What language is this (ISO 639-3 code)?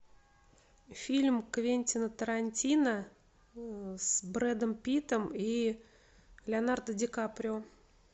rus